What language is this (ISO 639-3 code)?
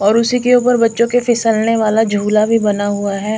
hin